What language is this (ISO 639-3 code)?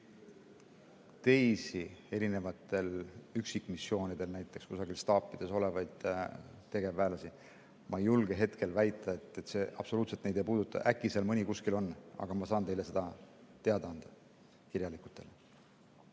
est